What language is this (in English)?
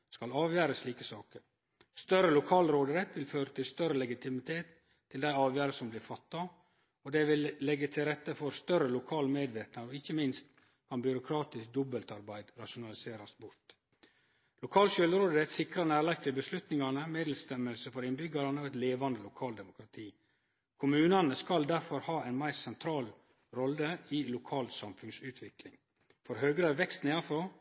Norwegian Nynorsk